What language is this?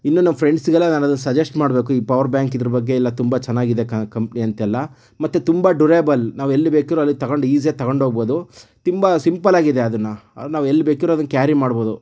Kannada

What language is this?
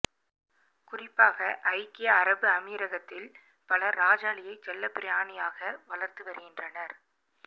Tamil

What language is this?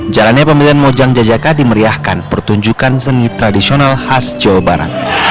Indonesian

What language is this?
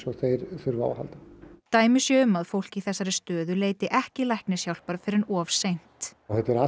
Icelandic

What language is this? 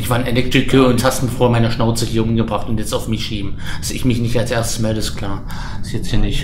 German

